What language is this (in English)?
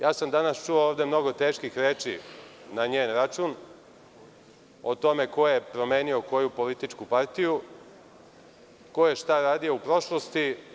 Serbian